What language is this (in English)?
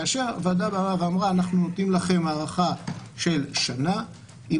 Hebrew